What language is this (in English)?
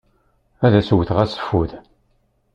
Kabyle